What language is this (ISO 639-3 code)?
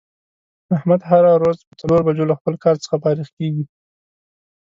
pus